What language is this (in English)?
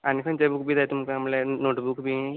Konkani